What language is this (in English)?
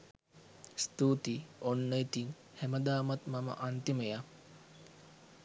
Sinhala